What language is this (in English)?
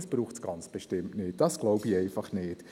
Swiss German